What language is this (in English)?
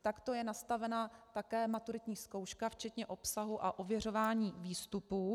Czech